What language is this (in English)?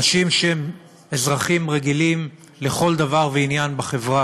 Hebrew